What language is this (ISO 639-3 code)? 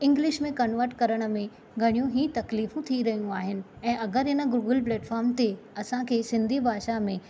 snd